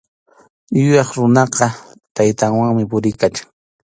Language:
Arequipa-La Unión Quechua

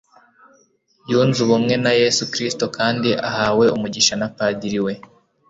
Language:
Kinyarwanda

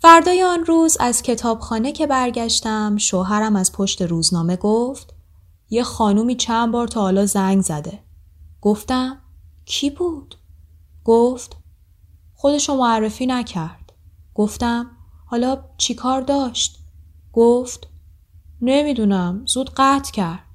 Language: Persian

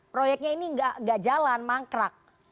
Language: Indonesian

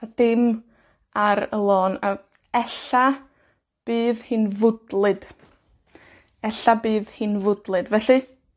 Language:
Welsh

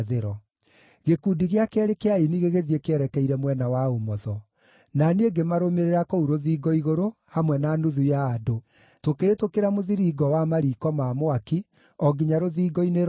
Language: Kikuyu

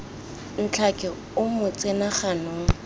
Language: Tswana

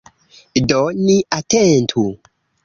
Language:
Esperanto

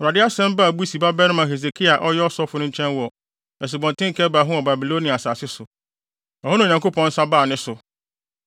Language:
Akan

